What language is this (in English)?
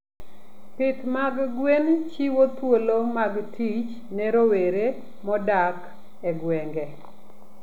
Luo (Kenya and Tanzania)